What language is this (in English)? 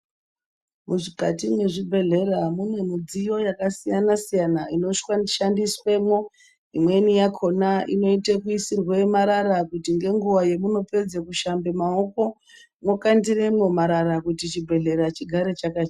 Ndau